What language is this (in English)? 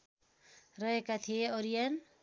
Nepali